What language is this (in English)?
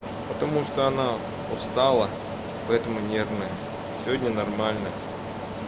Russian